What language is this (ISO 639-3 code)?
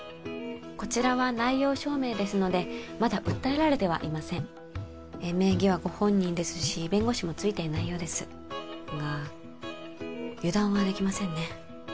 jpn